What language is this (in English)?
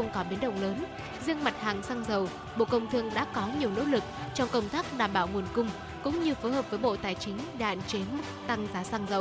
Vietnamese